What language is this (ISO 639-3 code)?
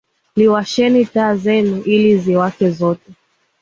swa